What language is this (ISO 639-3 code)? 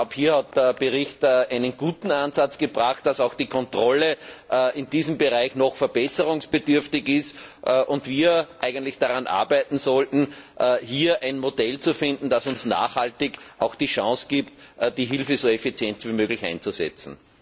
deu